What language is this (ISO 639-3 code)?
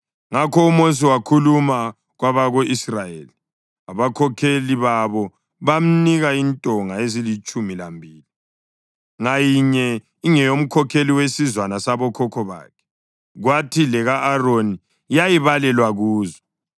nde